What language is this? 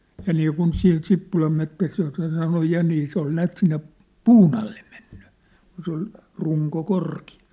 Finnish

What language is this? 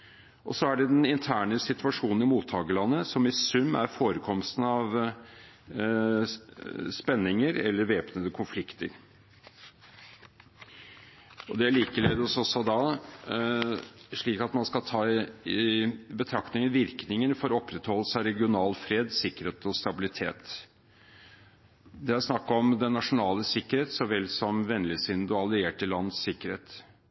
Norwegian Bokmål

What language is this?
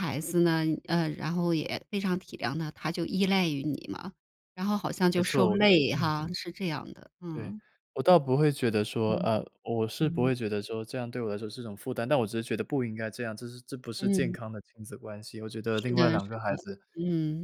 Chinese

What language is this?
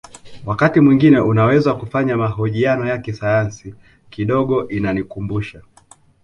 Swahili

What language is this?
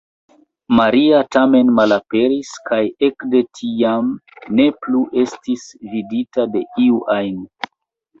Esperanto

